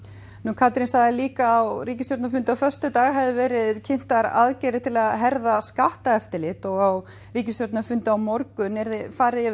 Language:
Icelandic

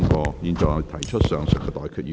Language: Cantonese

